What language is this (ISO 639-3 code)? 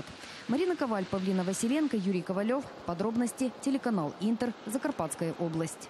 rus